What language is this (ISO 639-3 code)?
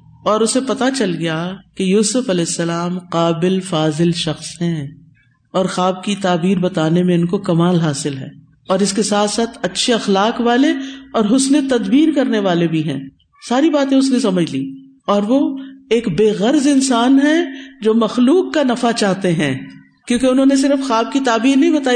urd